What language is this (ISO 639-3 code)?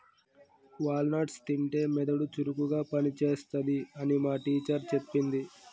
tel